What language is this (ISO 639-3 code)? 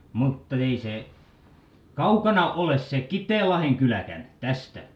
fin